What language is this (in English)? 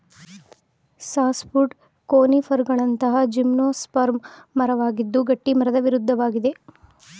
Kannada